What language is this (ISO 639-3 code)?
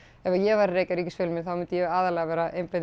isl